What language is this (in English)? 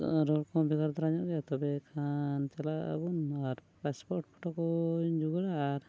Santali